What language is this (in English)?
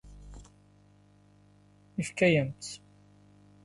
Kabyle